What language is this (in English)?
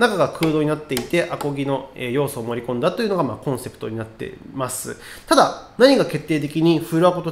Japanese